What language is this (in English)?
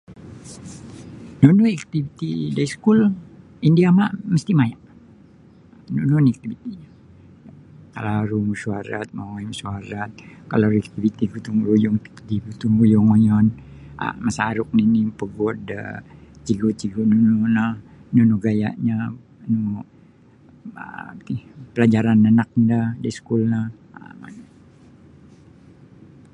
Sabah Bisaya